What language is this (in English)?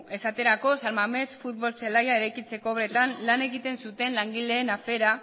Basque